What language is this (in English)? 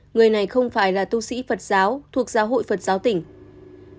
Vietnamese